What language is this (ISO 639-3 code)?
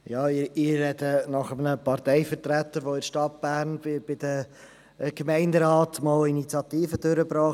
gsw